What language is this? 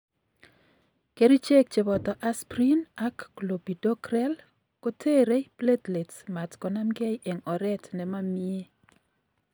Kalenjin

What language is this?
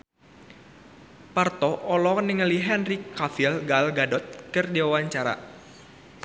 Sundanese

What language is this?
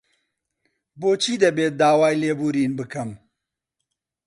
Central Kurdish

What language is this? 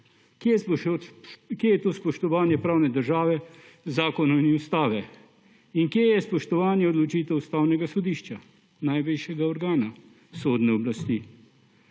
Slovenian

